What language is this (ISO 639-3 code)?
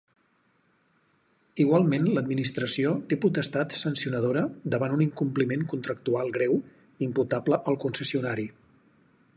cat